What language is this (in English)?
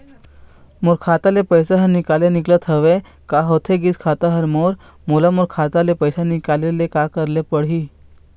Chhattisgarhi